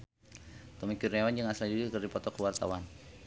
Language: Sundanese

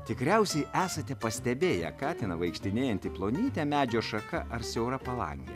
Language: Lithuanian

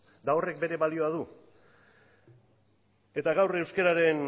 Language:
Basque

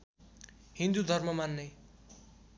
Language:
Nepali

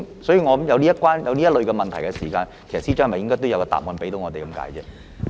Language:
Cantonese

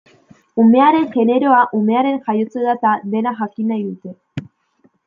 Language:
Basque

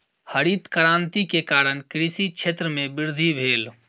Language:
Maithili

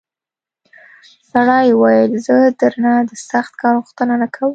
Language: Pashto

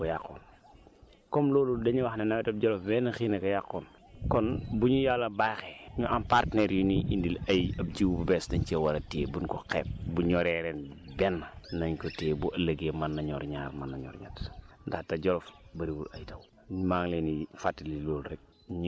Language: Wolof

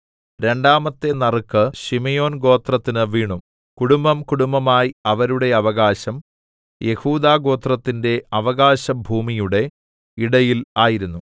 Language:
Malayalam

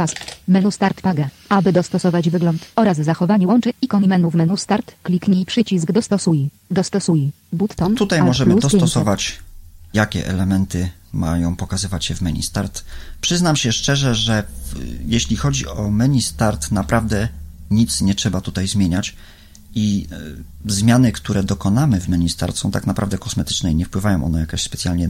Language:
Polish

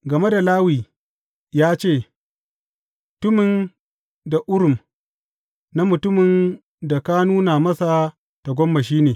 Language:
Hausa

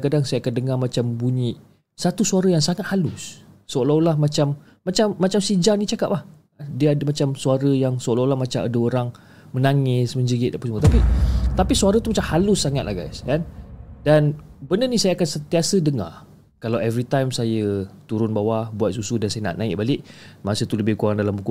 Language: Malay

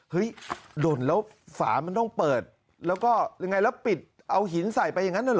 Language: Thai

